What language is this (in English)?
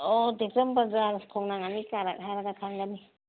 Manipuri